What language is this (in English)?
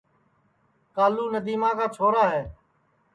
Sansi